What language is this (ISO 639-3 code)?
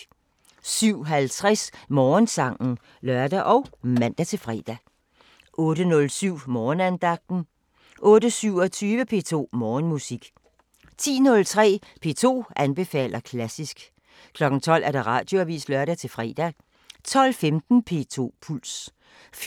dan